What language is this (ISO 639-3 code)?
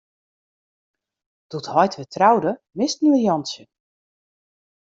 fry